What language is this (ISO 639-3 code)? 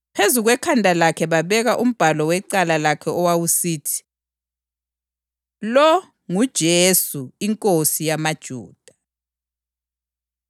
nde